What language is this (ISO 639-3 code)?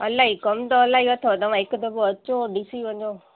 snd